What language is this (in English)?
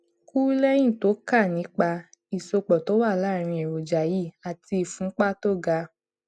Yoruba